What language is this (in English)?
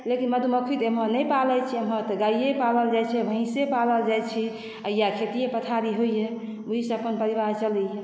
Maithili